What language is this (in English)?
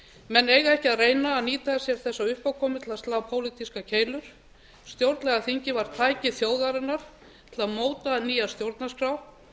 Icelandic